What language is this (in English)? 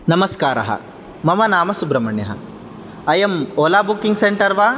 Sanskrit